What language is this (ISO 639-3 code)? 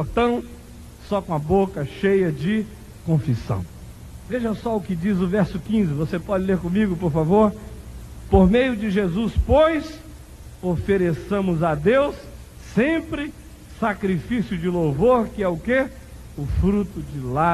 por